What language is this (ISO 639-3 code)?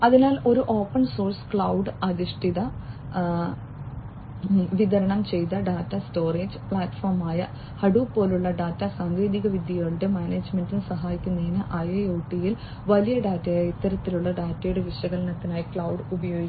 mal